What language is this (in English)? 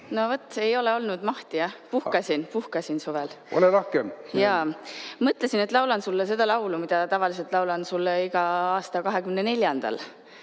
Estonian